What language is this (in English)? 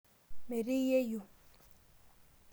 Masai